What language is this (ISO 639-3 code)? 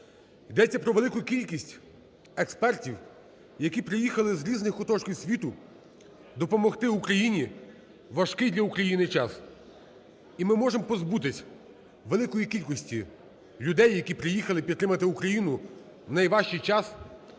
ukr